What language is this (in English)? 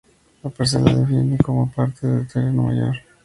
Spanish